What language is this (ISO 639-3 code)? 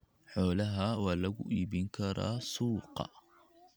som